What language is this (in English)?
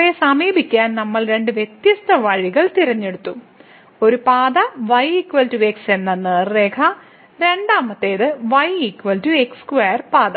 Malayalam